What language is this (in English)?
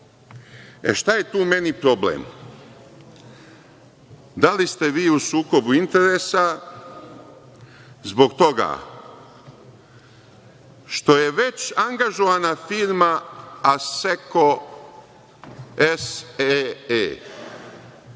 Serbian